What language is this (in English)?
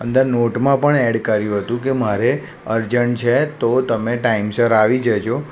Gujarati